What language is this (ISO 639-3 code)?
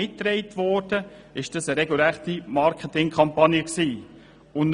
gsw